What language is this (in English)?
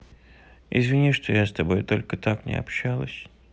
Russian